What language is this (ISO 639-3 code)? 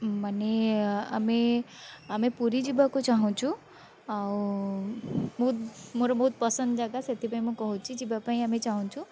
ori